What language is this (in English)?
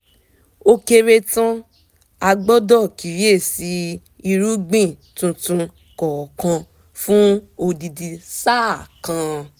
Yoruba